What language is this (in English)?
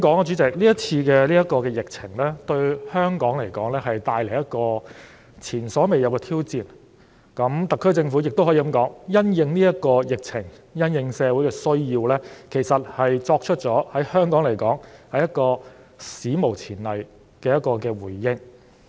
Cantonese